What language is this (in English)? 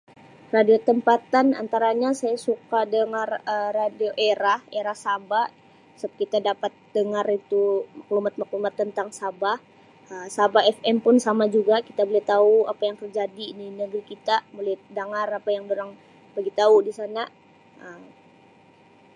Sabah Malay